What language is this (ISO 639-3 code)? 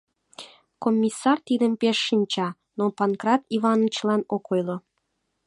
chm